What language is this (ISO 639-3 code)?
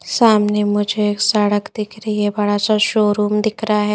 hin